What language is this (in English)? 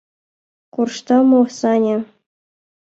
Mari